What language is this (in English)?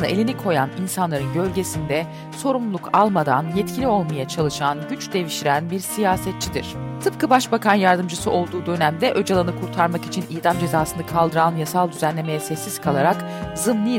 Turkish